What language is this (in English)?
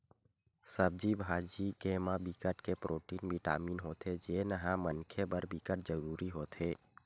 Chhattisgarhi